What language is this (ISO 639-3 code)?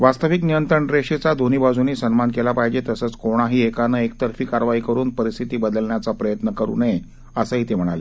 mar